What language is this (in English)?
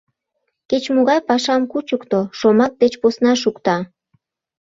Mari